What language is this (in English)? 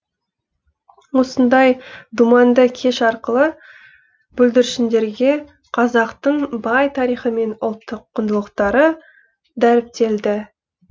Kazakh